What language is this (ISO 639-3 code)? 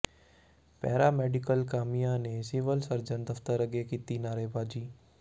pan